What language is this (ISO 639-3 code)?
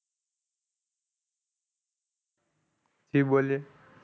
guj